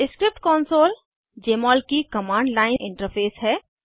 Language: Hindi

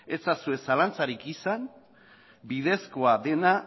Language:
Basque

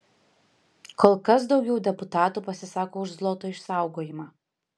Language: Lithuanian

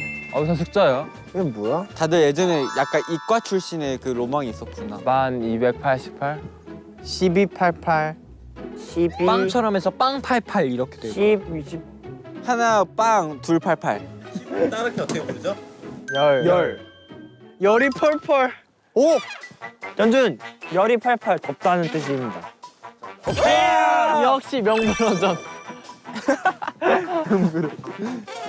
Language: Korean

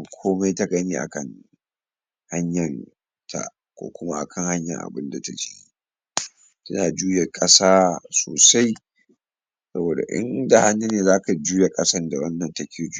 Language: Hausa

